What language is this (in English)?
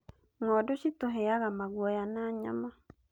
Kikuyu